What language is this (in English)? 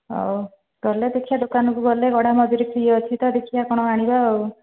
Odia